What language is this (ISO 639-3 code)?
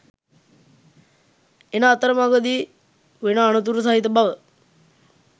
sin